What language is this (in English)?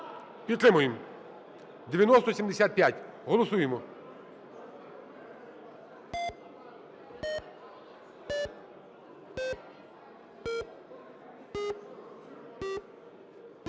Ukrainian